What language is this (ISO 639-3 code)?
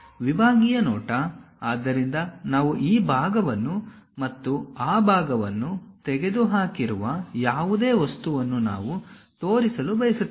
kan